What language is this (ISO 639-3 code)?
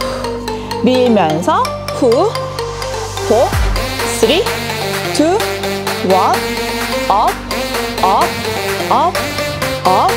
kor